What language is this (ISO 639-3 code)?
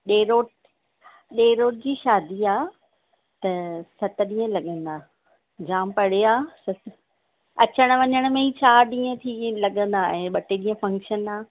snd